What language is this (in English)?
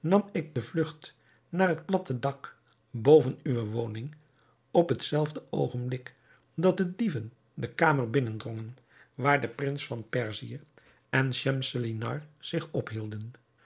Dutch